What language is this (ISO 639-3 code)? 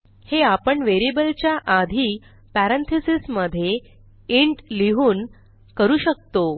mar